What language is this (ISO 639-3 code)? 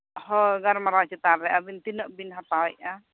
sat